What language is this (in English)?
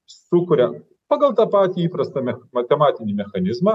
Lithuanian